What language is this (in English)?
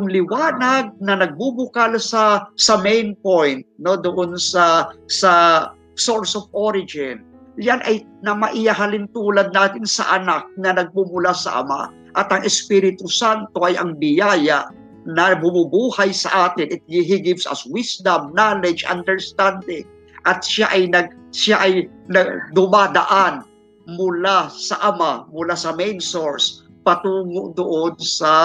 Filipino